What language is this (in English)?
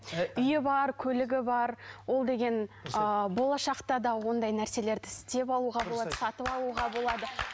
Kazakh